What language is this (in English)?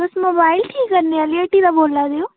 Dogri